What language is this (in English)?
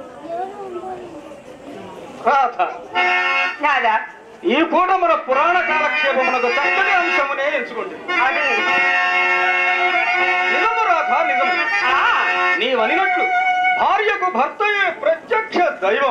Telugu